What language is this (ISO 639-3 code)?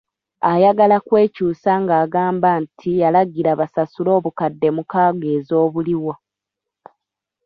lug